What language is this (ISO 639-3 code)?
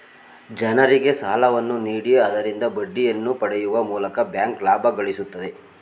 kan